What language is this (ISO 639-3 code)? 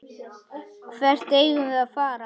isl